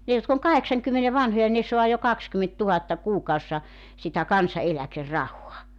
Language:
Finnish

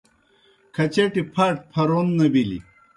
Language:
Kohistani Shina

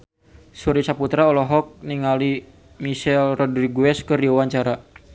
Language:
Sundanese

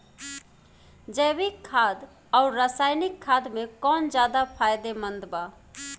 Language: Bhojpuri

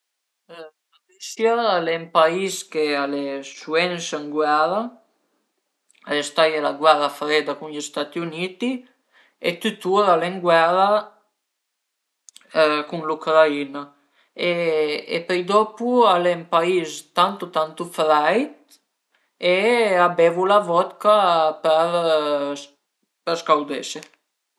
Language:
Piedmontese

